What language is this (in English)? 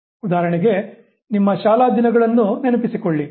Kannada